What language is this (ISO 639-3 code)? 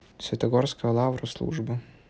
rus